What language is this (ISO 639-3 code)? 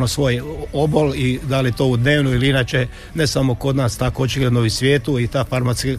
hrv